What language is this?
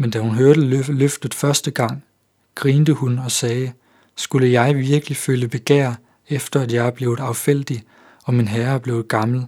Danish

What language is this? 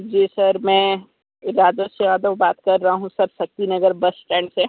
Hindi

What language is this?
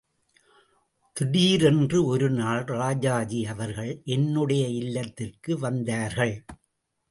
Tamil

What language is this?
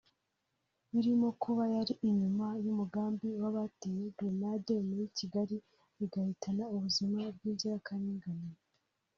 Kinyarwanda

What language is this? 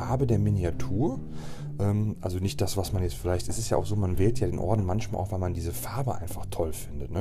German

